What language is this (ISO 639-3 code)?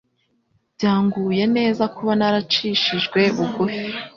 kin